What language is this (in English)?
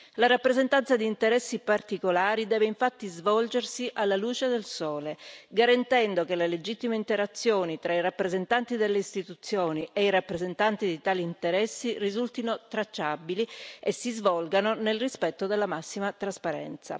Italian